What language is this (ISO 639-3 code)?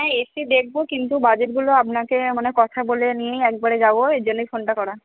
ben